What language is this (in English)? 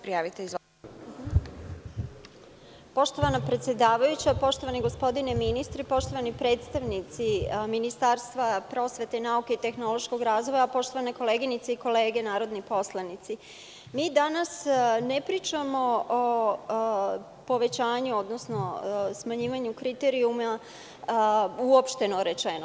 Serbian